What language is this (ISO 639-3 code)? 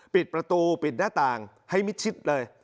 tha